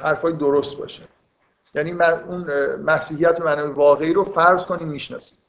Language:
Persian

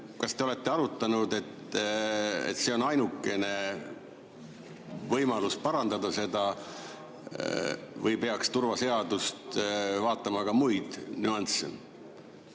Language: Estonian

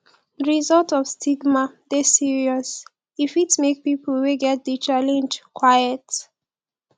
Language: Nigerian Pidgin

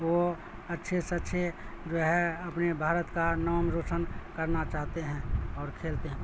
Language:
Urdu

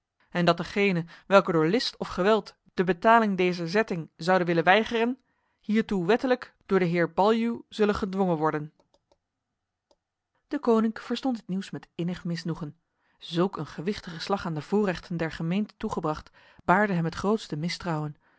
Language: Dutch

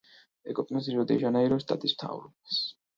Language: Georgian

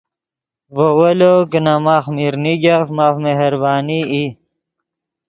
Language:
Yidgha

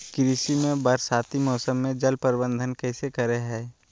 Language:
Magahi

